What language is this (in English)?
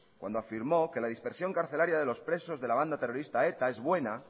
Spanish